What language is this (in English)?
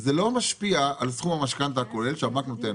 Hebrew